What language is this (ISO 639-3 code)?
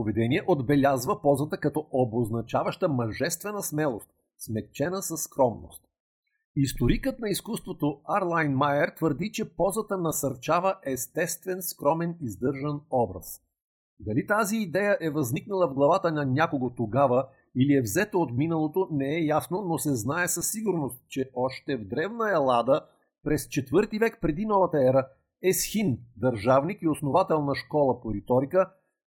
bul